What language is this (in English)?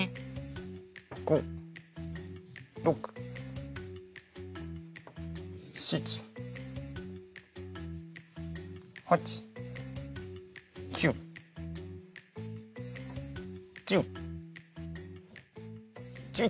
Japanese